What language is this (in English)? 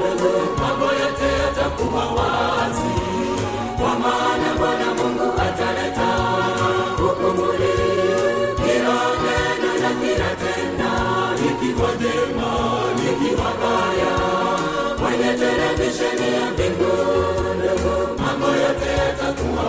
Swahili